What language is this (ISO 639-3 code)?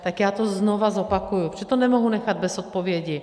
ces